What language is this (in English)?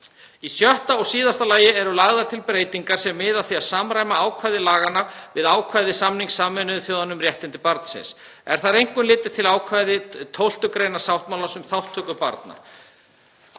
Icelandic